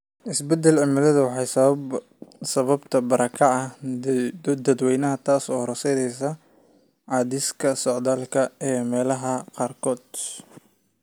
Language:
Somali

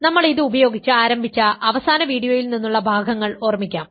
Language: Malayalam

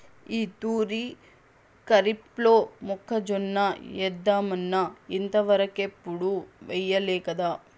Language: Telugu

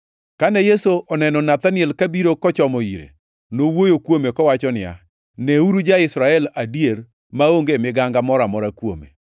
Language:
Luo (Kenya and Tanzania)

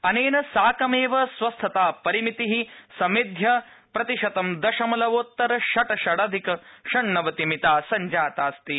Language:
Sanskrit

